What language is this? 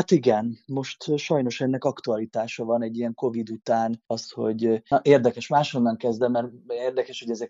Hungarian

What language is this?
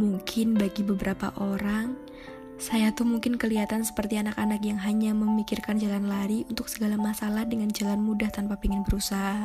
Indonesian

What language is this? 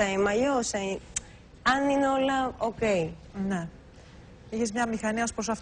Greek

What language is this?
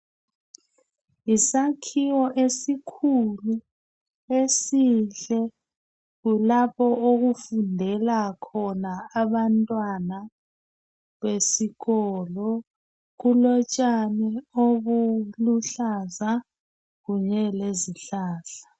North Ndebele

